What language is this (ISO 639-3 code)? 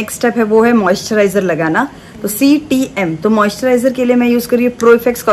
hin